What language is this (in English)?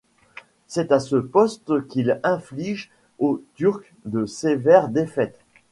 French